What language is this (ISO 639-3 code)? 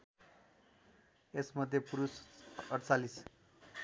nep